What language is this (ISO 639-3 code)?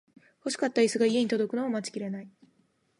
jpn